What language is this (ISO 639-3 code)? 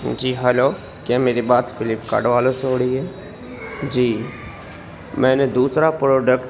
urd